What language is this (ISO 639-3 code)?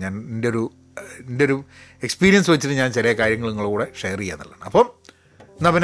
mal